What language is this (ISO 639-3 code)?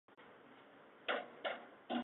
zho